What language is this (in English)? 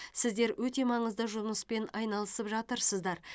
Kazakh